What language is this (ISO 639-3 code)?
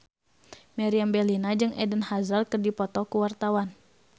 sun